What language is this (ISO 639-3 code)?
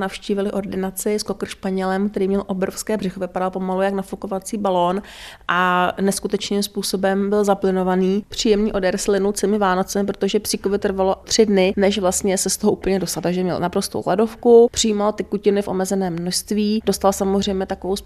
ces